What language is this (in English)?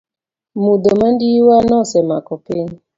Luo (Kenya and Tanzania)